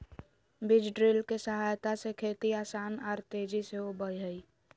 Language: Magahi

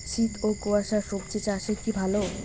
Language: Bangla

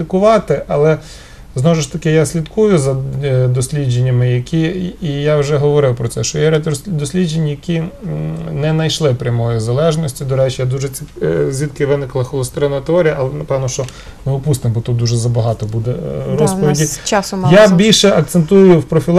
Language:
Ukrainian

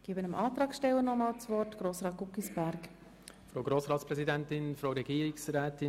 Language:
Swiss German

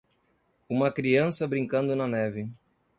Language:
Portuguese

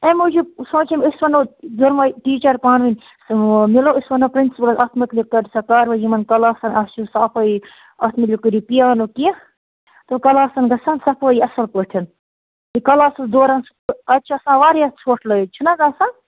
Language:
Kashmiri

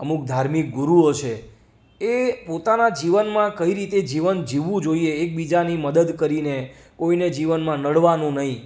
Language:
Gujarati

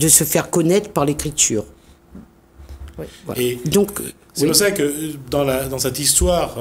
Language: French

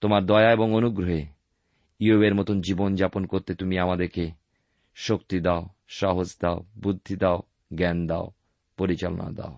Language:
Bangla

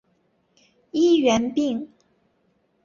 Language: Chinese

